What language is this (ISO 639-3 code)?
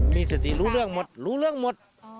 tha